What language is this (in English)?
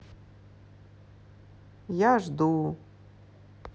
Russian